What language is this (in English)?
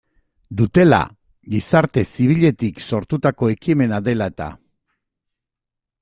Basque